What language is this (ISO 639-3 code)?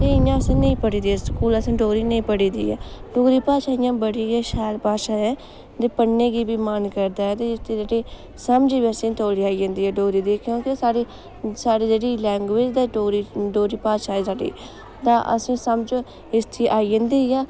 doi